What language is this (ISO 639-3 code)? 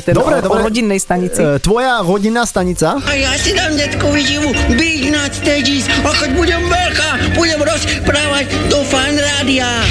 slk